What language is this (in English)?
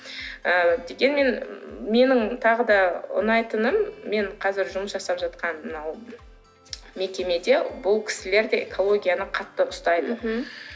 Kazakh